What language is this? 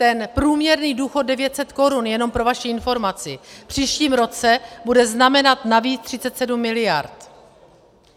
Czech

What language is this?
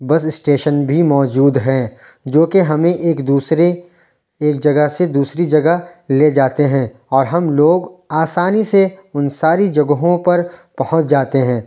Urdu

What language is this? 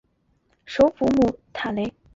Chinese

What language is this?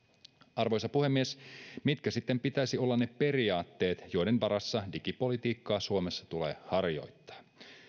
Finnish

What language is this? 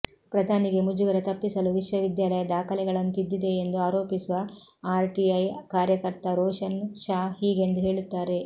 Kannada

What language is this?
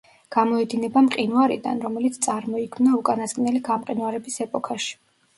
Georgian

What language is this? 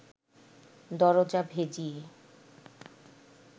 Bangla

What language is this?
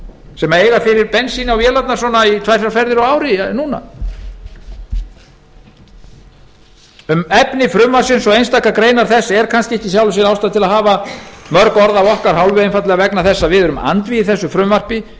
Icelandic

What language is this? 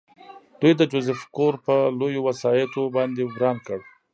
Pashto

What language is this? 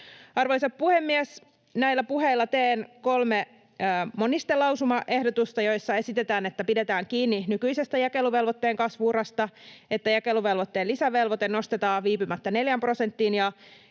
Finnish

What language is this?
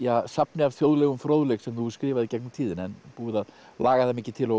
Icelandic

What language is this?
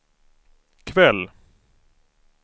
Swedish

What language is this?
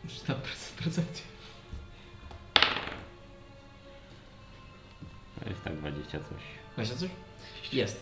Polish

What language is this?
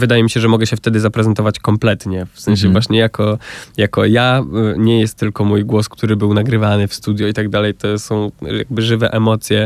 Polish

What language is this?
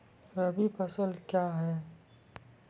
Maithili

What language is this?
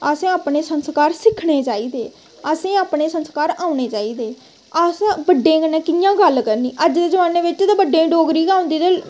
Dogri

